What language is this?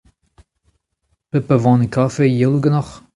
Breton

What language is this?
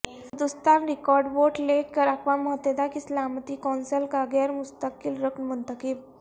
Urdu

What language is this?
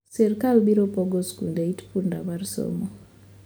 Luo (Kenya and Tanzania)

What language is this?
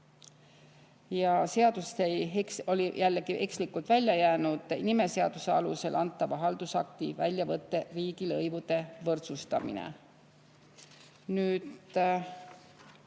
Estonian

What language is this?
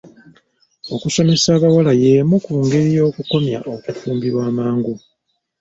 Ganda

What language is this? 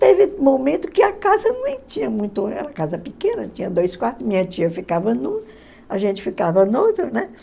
Portuguese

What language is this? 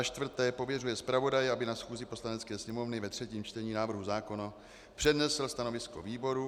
Czech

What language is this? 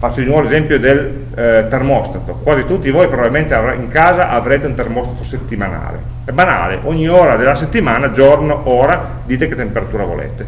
Italian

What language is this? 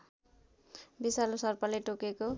Nepali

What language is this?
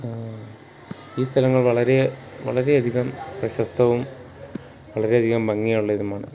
Malayalam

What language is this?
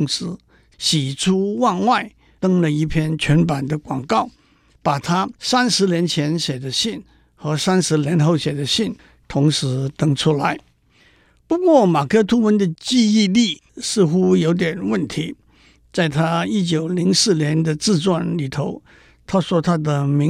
Chinese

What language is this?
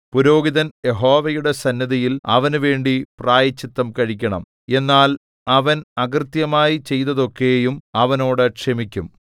Malayalam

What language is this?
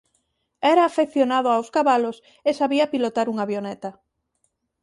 Galician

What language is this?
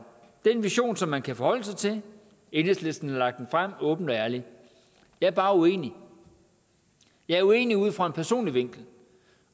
Danish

